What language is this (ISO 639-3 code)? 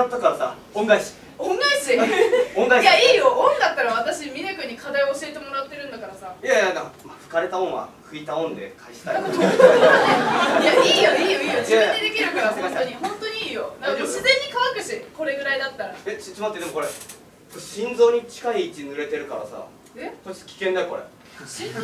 jpn